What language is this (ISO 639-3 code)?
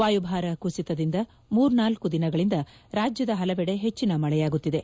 kan